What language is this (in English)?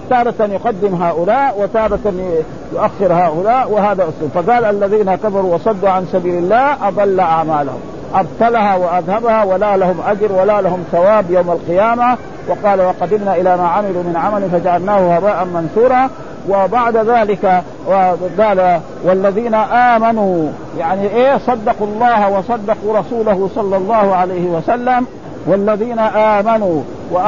Arabic